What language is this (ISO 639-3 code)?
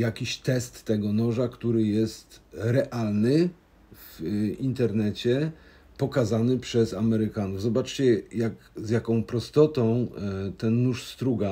pol